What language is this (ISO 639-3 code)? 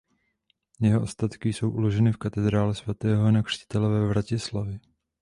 ces